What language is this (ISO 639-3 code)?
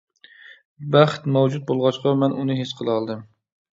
uig